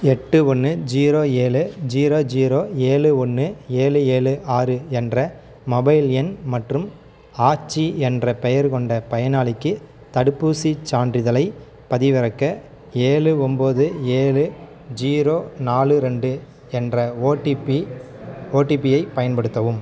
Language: Tamil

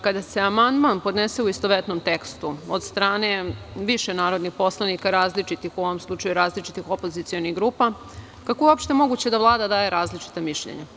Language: Serbian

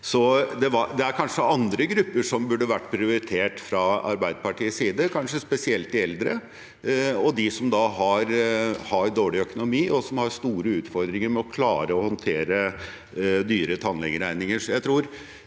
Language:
Norwegian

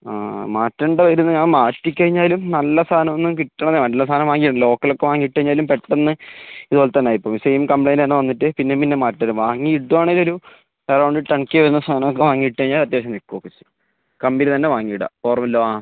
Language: Malayalam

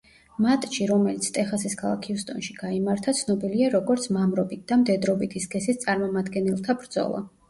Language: Georgian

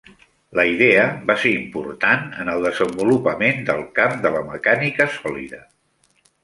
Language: Catalan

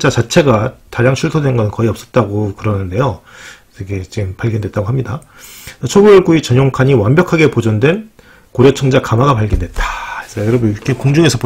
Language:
Korean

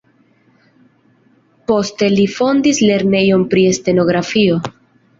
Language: Esperanto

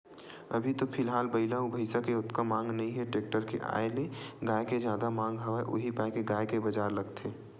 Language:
Chhattisgarhi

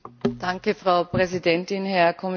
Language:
German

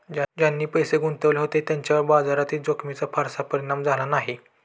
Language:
Marathi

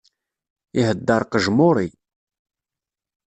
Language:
Kabyle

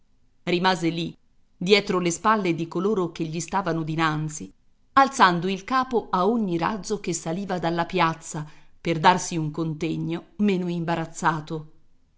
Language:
Italian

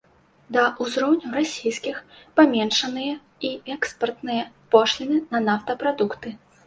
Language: Belarusian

